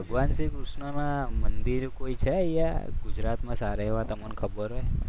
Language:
Gujarati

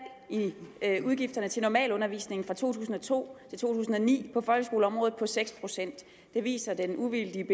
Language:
Danish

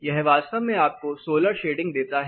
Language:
Hindi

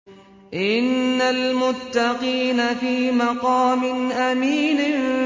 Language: Arabic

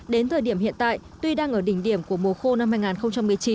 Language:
Vietnamese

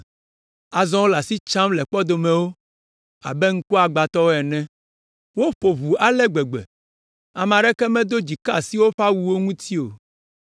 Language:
Ewe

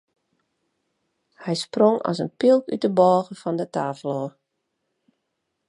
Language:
Western Frisian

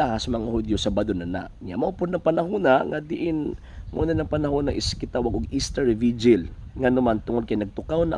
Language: Filipino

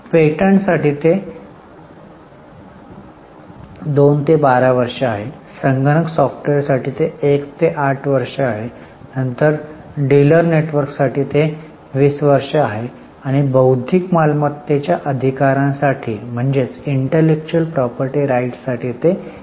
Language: Marathi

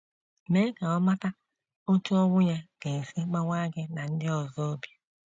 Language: Igbo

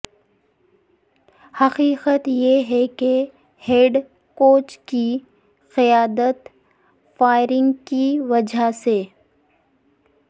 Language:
Urdu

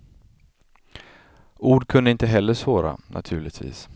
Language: Swedish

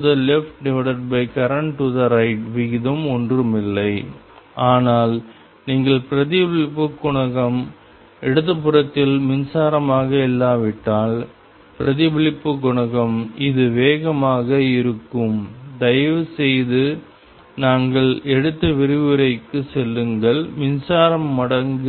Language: Tamil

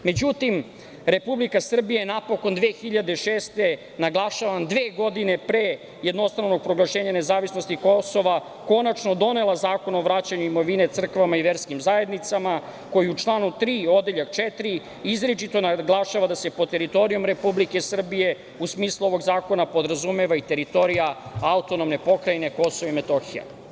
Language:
Serbian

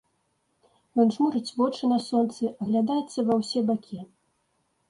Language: Belarusian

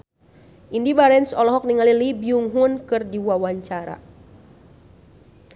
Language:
Sundanese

